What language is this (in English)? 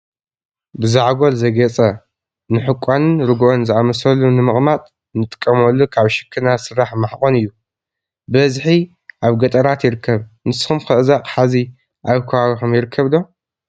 Tigrinya